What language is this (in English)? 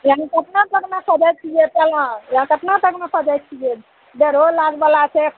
Maithili